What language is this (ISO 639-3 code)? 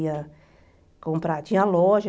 por